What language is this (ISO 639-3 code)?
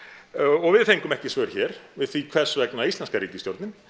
isl